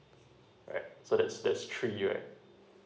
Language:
English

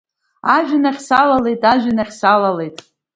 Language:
Abkhazian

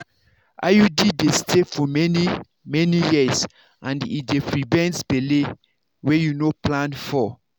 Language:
Nigerian Pidgin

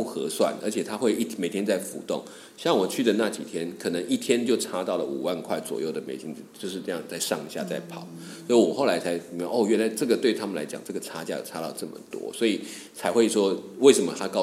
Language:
Chinese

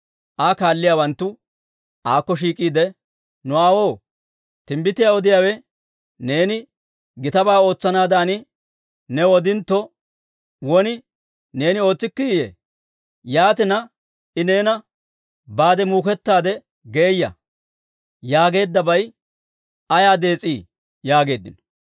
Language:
Dawro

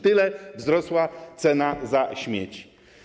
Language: Polish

